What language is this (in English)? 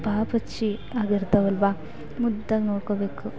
Kannada